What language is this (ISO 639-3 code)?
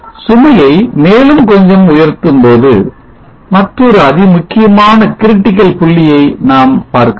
tam